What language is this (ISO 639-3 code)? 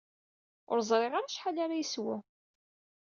kab